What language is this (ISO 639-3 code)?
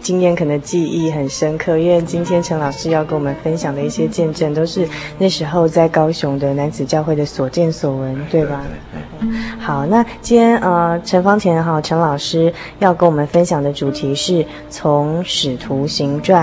zho